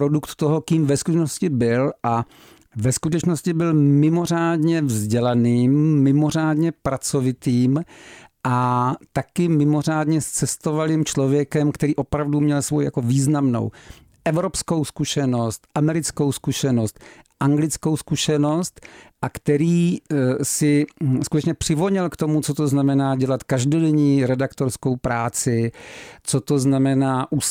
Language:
Czech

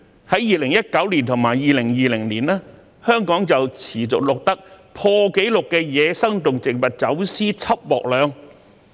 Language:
Cantonese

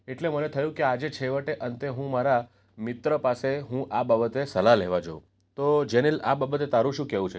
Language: Gujarati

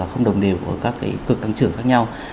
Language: Vietnamese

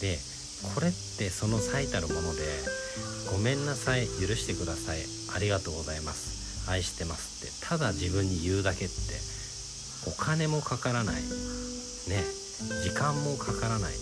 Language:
Japanese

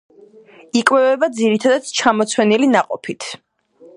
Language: Georgian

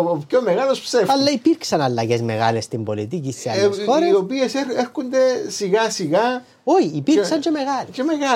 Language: Greek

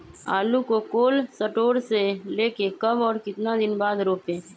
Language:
Magahi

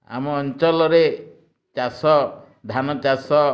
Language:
Odia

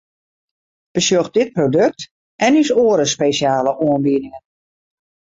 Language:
Western Frisian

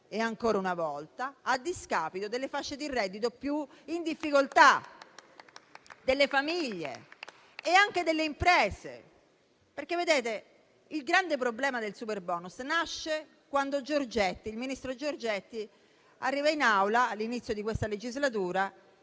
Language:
Italian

